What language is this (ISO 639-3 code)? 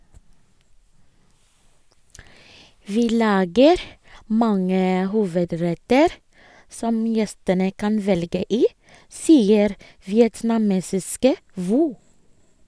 nor